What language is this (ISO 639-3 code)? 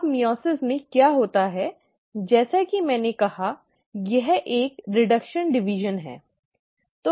hin